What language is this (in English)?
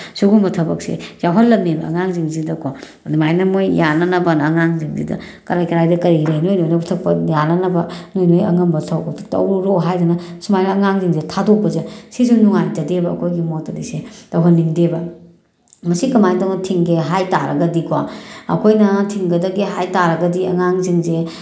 Manipuri